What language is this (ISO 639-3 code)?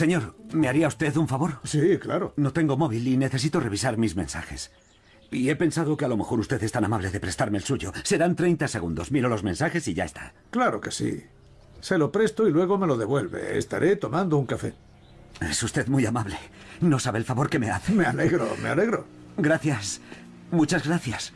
spa